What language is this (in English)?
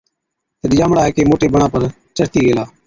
Od